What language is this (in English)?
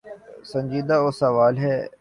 Urdu